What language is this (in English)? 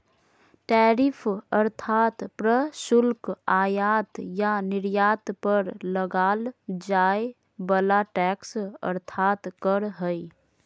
Magahi